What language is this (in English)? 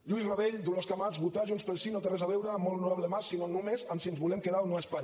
Catalan